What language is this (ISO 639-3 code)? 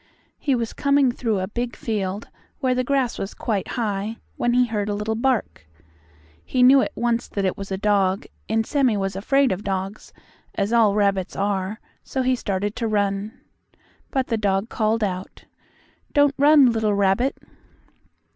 eng